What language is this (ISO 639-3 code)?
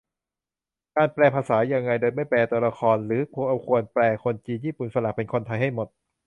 tha